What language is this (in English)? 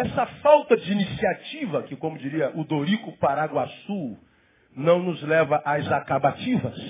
Portuguese